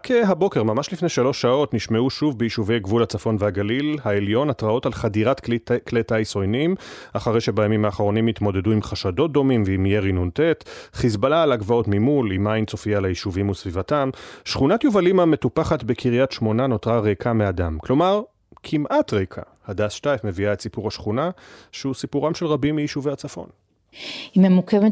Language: Hebrew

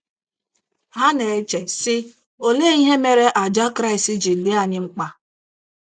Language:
Igbo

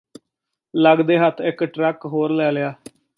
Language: Punjabi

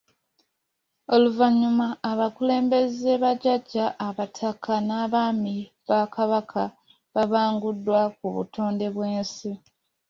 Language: Ganda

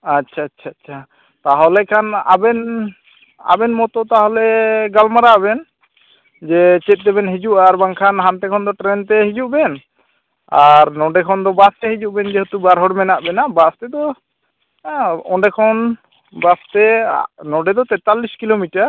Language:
Santali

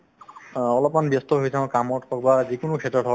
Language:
Assamese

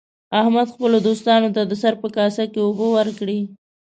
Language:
Pashto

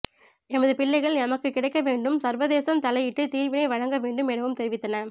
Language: Tamil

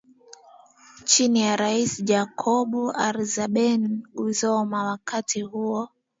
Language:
Swahili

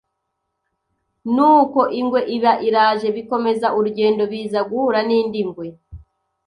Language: Kinyarwanda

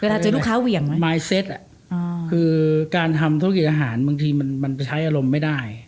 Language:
Thai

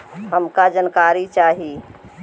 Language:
Bhojpuri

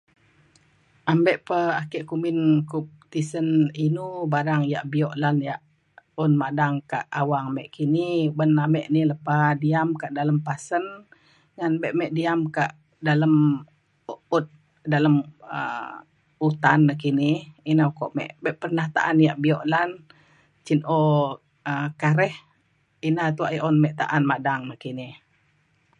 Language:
Mainstream Kenyah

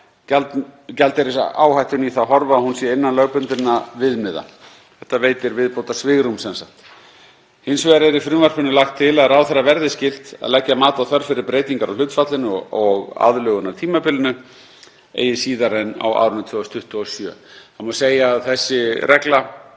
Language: Icelandic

